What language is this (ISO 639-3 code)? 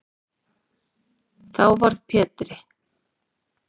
isl